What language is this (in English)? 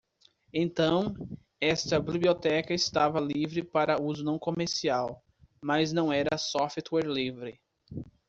Portuguese